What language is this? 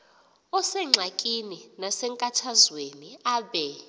Xhosa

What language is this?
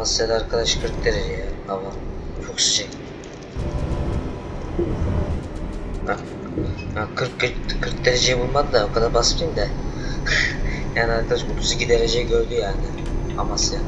Turkish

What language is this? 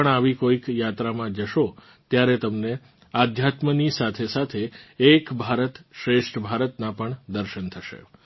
Gujarati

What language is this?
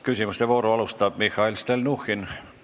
Estonian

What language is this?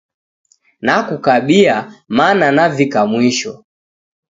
Taita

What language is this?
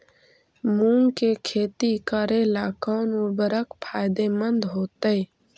Magahi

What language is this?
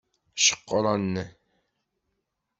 Kabyle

